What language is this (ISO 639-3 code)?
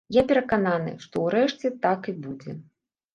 bel